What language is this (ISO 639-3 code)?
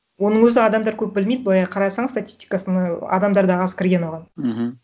kaz